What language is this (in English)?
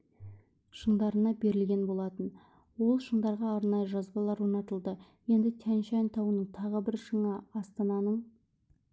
Kazakh